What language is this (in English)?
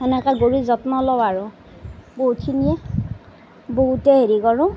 Assamese